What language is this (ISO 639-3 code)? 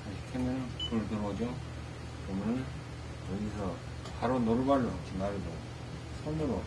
kor